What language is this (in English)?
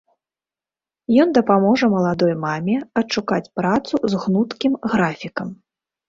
Belarusian